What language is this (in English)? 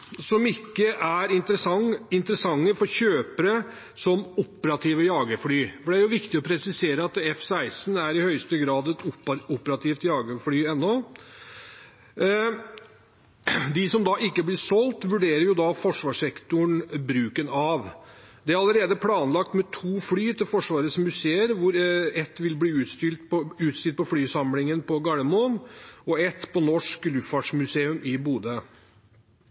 Norwegian Bokmål